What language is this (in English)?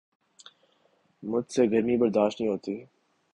Urdu